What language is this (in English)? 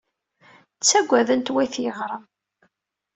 Kabyle